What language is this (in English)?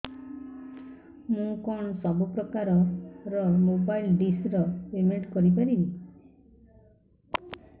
Odia